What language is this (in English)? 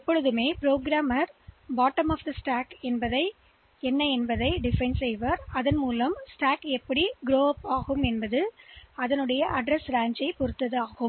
Tamil